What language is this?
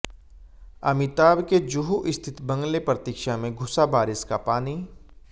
Hindi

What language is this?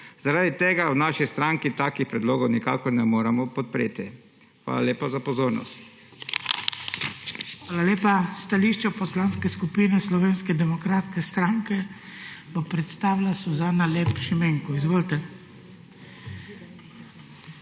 Slovenian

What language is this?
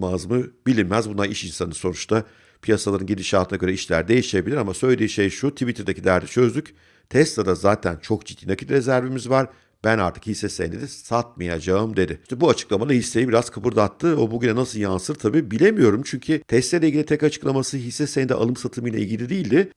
Turkish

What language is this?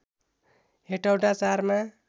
Nepali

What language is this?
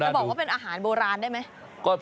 Thai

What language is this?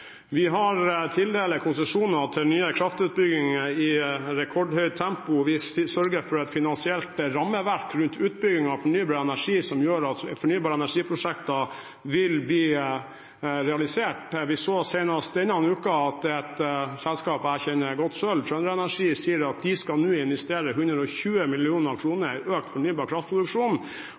Norwegian Bokmål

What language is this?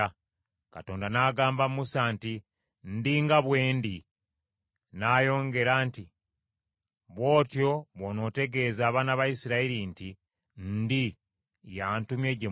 Ganda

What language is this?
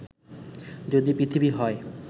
Bangla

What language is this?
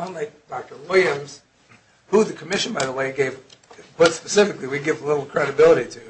English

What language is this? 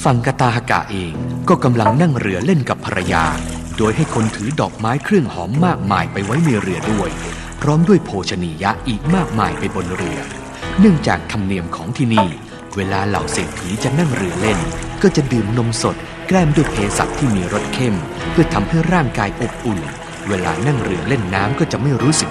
Thai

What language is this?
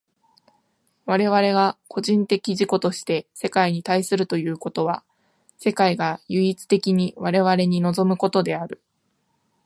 Japanese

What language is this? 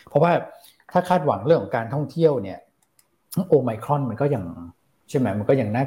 Thai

